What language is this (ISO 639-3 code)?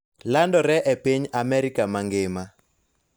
luo